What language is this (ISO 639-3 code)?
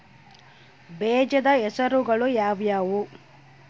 kan